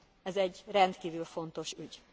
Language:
Hungarian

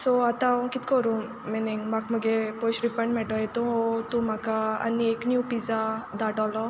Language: Konkani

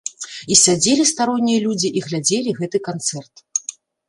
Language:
Belarusian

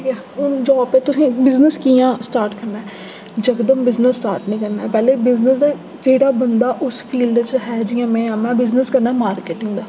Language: Dogri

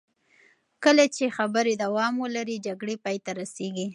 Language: Pashto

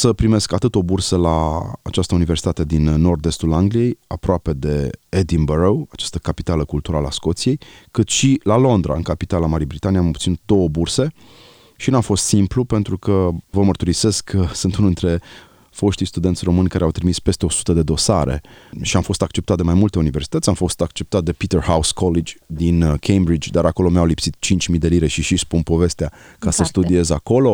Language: Romanian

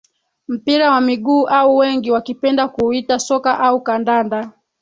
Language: Swahili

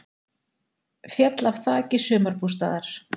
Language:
Icelandic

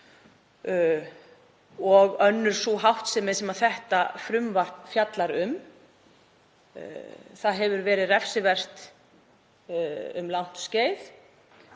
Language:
Icelandic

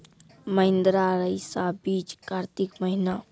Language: Maithili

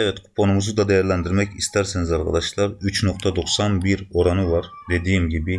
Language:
Turkish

